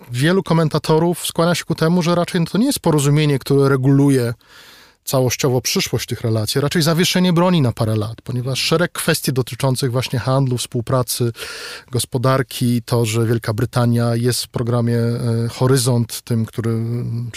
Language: Polish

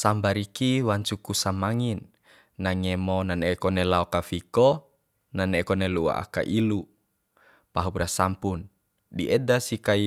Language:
Bima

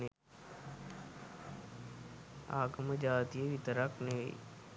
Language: Sinhala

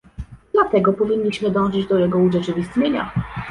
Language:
Polish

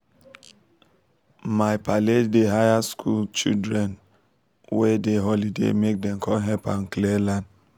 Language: Nigerian Pidgin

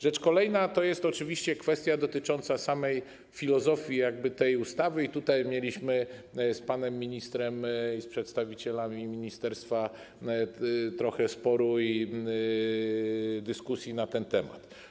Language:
Polish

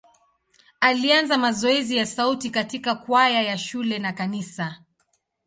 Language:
Swahili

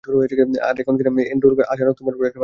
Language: Bangla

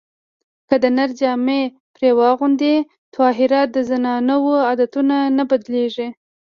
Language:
Pashto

